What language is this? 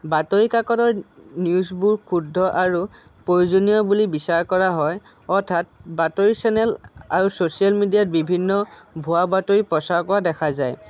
Assamese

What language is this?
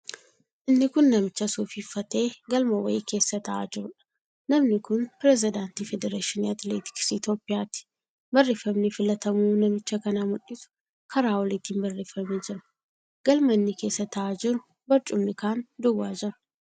Oromo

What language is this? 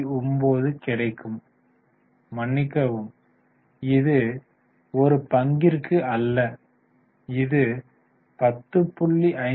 Tamil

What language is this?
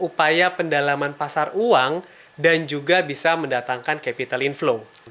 Indonesian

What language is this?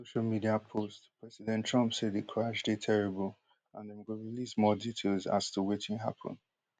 Nigerian Pidgin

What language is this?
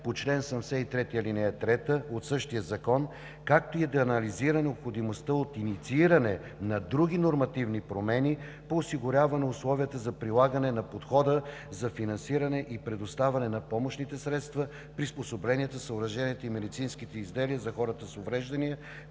Bulgarian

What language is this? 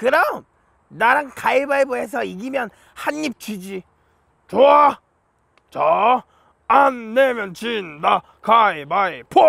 Korean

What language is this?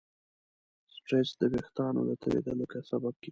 Pashto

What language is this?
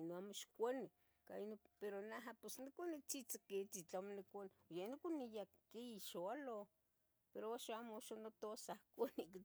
Tetelcingo Nahuatl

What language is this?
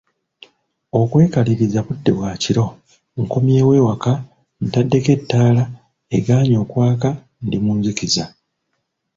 Ganda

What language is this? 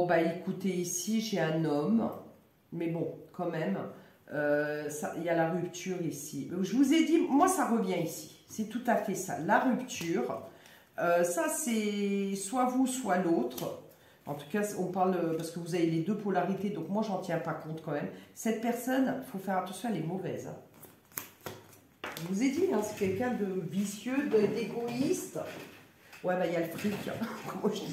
French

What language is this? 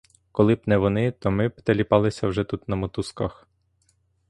Ukrainian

